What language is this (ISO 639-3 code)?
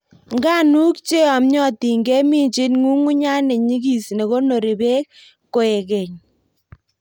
kln